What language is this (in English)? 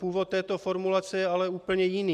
Czech